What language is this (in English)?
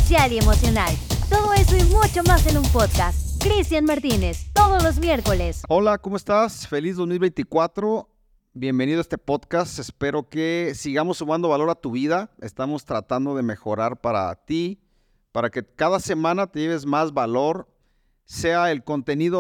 Spanish